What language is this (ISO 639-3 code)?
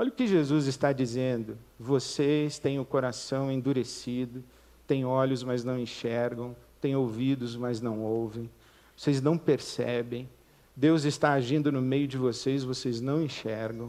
por